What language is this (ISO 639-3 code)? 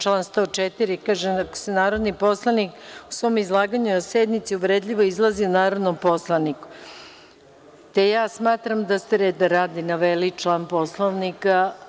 srp